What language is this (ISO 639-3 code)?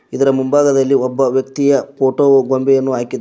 kan